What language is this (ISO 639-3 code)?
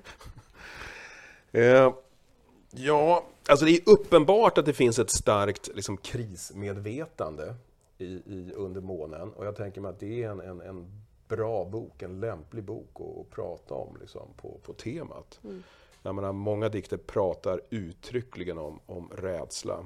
swe